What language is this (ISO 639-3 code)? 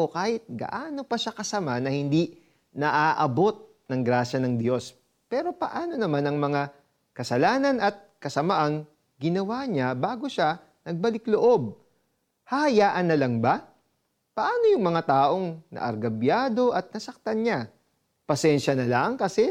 fil